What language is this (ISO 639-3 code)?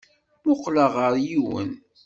kab